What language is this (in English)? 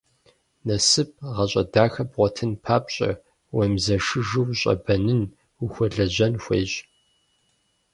Kabardian